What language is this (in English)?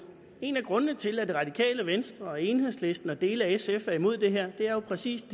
Danish